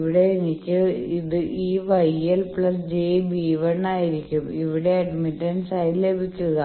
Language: Malayalam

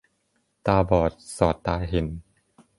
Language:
Thai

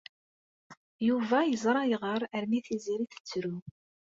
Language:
Kabyle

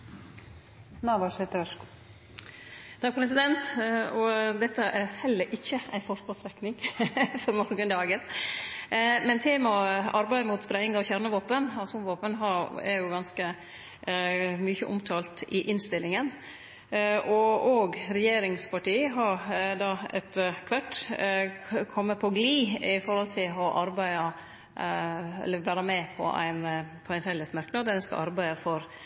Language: Norwegian Nynorsk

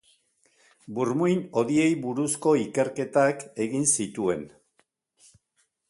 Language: Basque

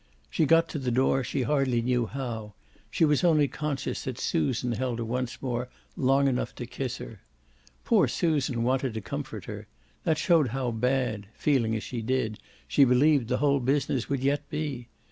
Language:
English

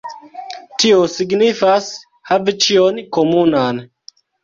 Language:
Esperanto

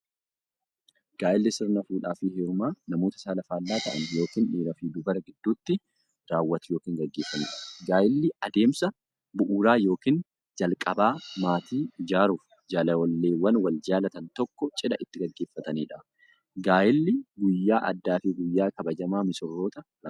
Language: Oromo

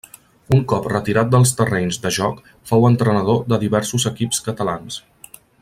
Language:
Catalan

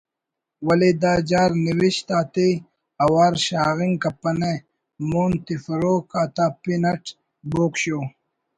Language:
Brahui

